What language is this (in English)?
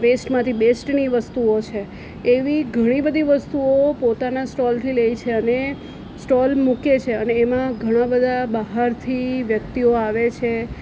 Gujarati